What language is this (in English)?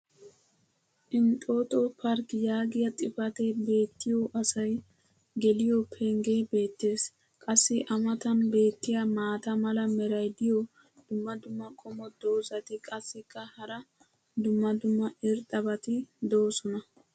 Wolaytta